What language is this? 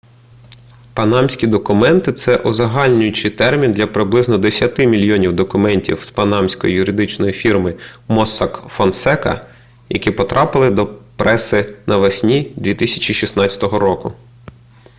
Ukrainian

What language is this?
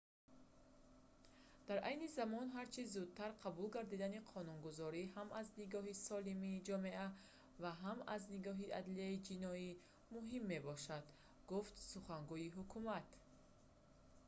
Tajik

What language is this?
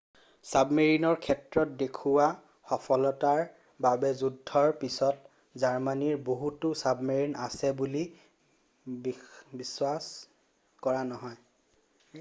Assamese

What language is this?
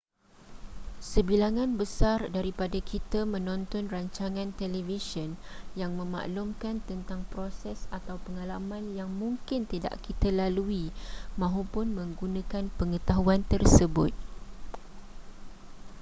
Malay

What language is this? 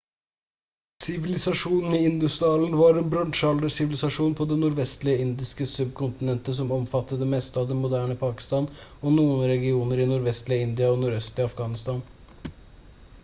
Norwegian Bokmål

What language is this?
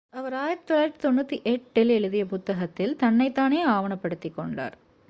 Tamil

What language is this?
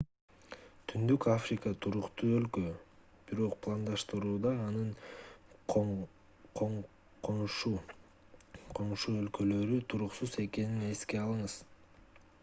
Kyrgyz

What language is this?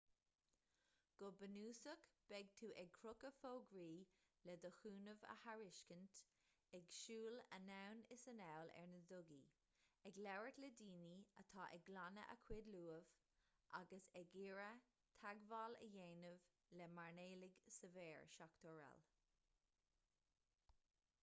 Irish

